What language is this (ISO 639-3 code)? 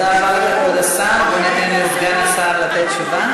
heb